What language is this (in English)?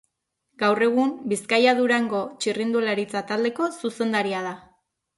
Basque